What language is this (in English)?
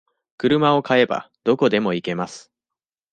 Japanese